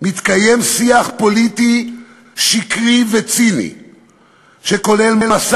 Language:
Hebrew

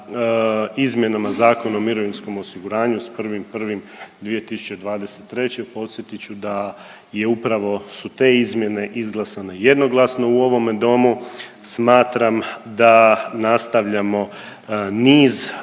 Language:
Croatian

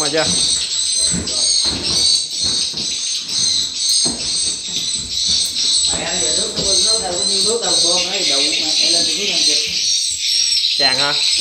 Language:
Vietnamese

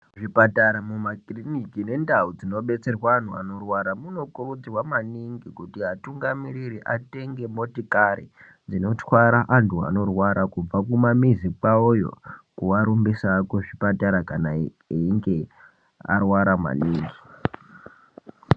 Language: Ndau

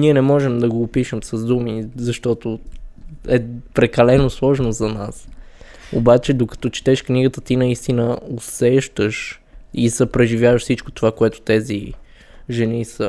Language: Bulgarian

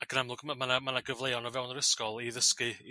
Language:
Welsh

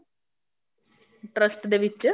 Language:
Punjabi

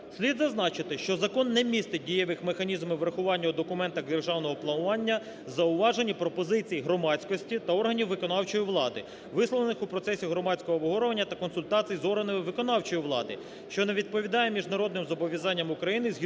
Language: Ukrainian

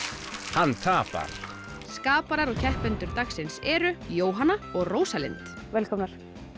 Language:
Icelandic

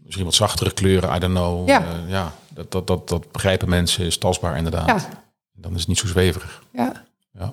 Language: Dutch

